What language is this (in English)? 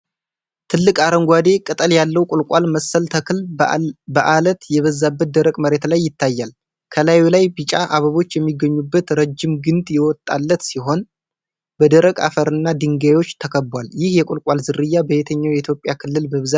Amharic